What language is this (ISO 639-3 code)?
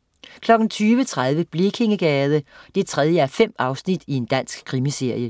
dan